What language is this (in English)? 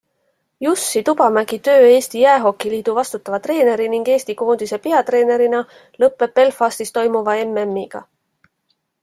Estonian